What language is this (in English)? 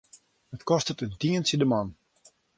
Western Frisian